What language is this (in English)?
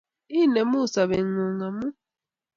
Kalenjin